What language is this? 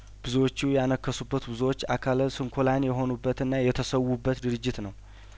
Amharic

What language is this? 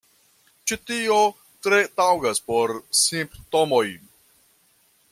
Esperanto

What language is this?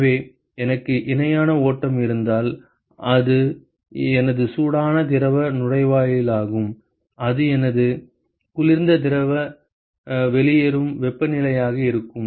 Tamil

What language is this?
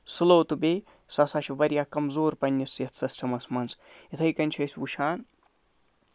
Kashmiri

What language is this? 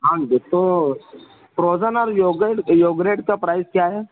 Urdu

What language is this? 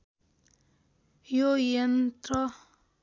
Nepali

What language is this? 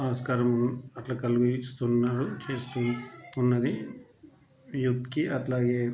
Telugu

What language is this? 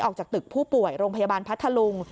Thai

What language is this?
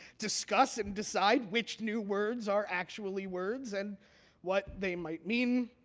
English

